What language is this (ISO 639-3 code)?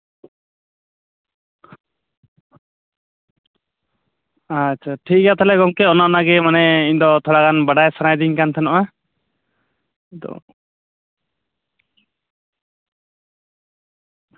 sat